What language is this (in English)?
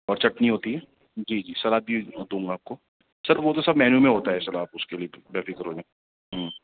Urdu